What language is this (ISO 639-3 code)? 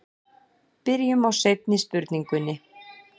isl